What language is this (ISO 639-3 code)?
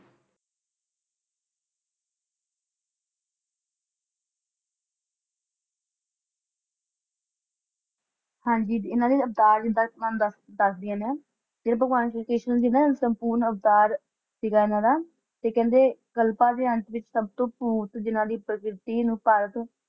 pan